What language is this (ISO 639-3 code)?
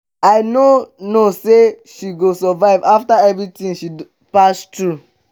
pcm